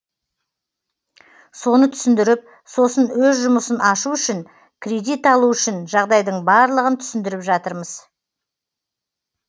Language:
Kazakh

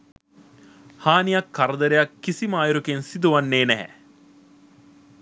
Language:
Sinhala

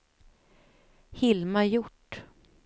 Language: Swedish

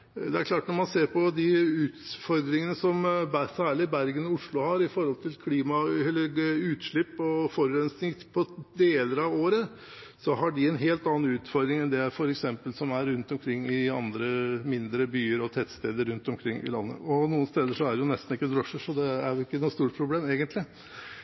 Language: Norwegian Bokmål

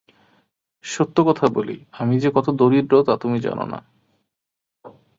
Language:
Bangla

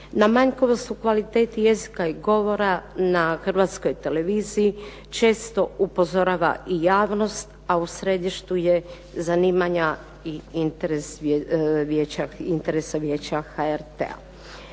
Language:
Croatian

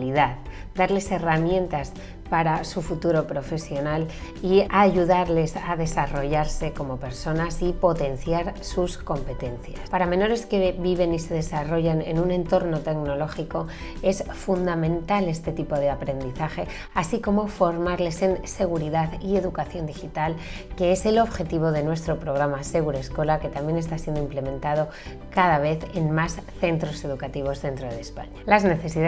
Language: Spanish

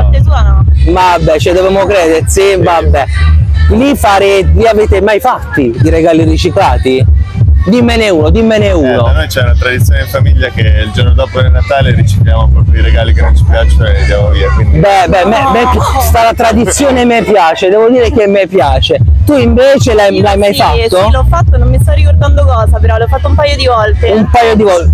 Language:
Italian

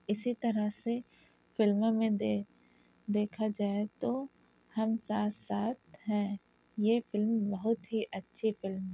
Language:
Urdu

